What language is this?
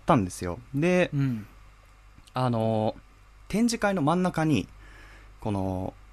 Japanese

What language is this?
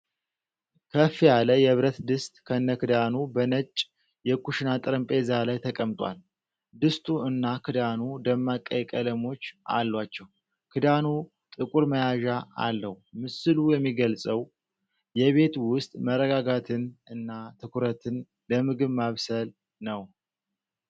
Amharic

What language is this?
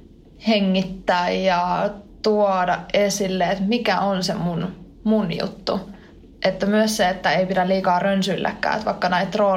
Finnish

